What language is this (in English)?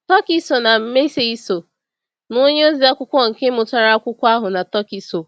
Igbo